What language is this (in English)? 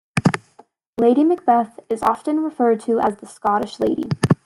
English